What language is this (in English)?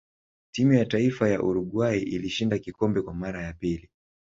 Swahili